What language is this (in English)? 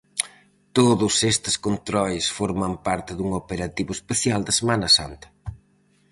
Galician